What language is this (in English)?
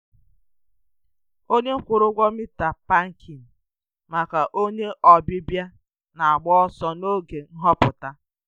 Igbo